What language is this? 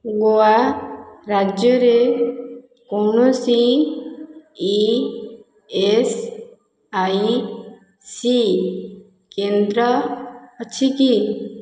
Odia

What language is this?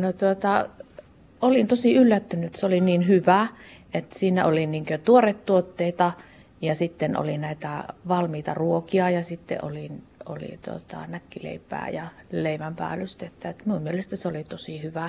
Finnish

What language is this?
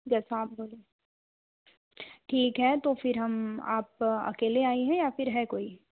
Hindi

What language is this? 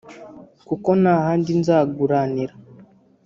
Kinyarwanda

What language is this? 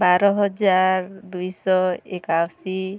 Odia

